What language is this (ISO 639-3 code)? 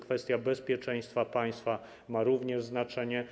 pol